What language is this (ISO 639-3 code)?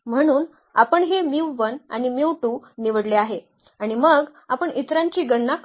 mar